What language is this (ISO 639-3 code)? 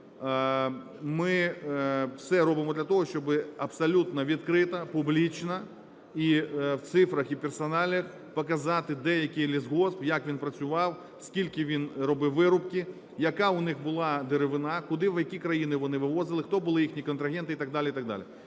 ukr